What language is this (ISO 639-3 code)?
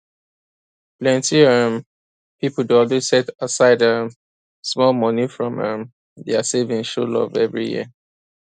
pcm